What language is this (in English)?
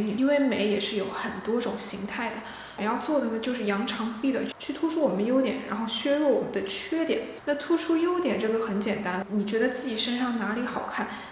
Chinese